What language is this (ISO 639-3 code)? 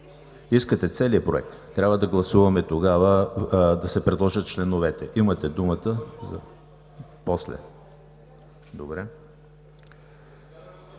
bul